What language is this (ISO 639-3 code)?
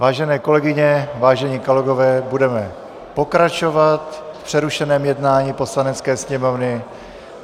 ces